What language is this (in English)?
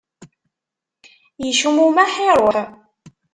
Kabyle